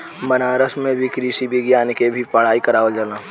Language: Bhojpuri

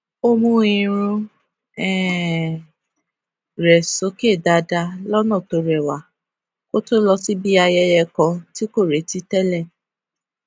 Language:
Yoruba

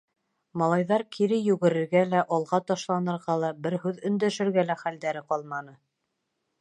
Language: Bashkir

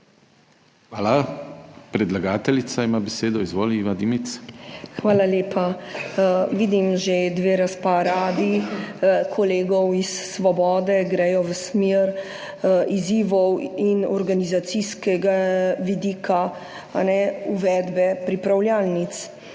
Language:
Slovenian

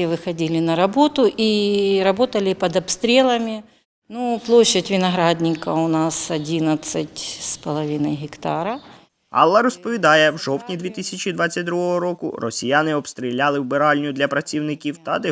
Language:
Ukrainian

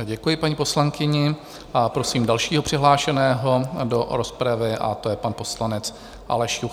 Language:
Czech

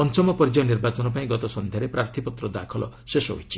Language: Odia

